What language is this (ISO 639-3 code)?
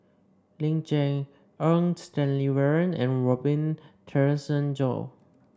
eng